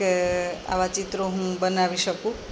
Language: Gujarati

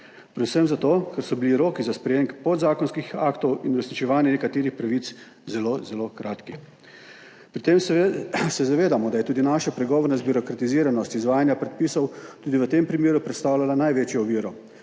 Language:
Slovenian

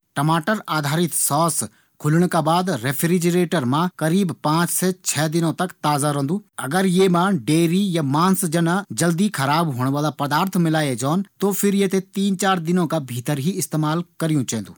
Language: Garhwali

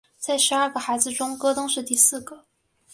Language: Chinese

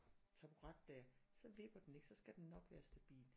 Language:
Danish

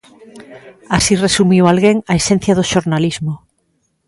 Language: Galician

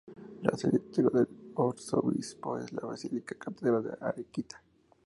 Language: Spanish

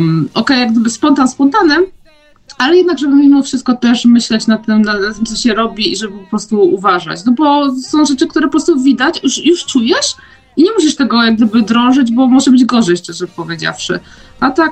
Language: Polish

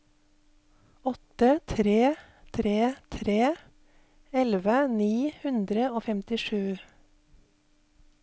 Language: Norwegian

